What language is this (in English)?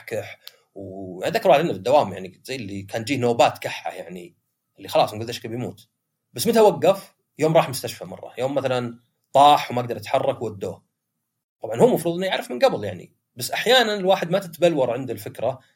Arabic